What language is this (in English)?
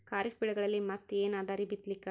Kannada